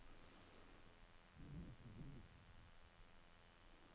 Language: Norwegian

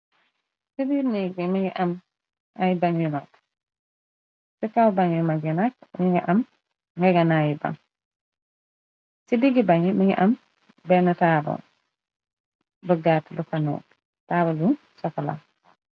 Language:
Wolof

